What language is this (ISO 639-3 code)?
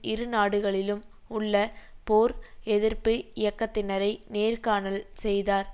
tam